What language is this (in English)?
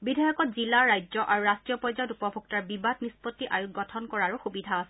Assamese